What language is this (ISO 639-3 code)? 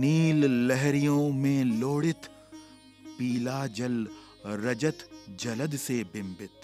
hin